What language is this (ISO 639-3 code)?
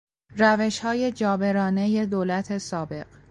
fas